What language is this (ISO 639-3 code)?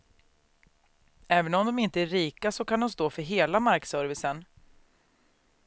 swe